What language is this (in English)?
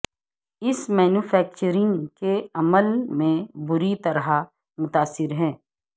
Urdu